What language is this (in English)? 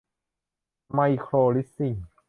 Thai